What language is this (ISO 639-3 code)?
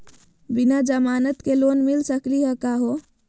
mag